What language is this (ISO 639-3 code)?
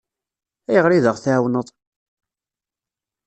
kab